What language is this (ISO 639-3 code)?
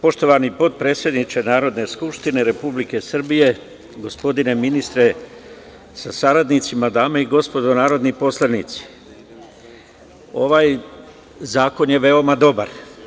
srp